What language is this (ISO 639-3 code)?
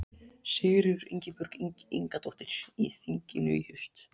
isl